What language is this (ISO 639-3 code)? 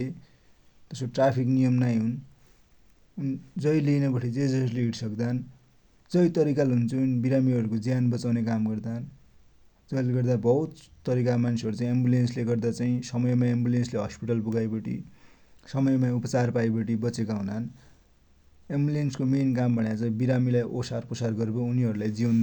dty